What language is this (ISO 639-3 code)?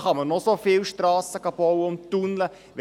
gsw